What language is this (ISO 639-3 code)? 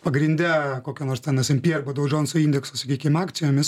lit